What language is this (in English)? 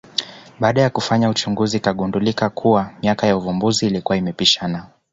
Swahili